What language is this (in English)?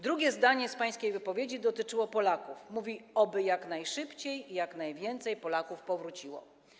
Polish